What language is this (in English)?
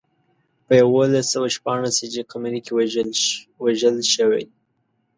Pashto